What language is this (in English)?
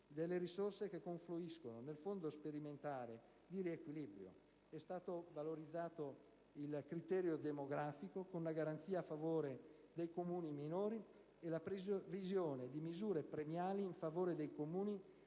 Italian